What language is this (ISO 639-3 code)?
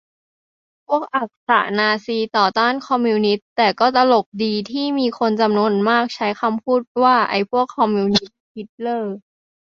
tha